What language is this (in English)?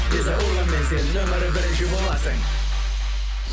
Kazakh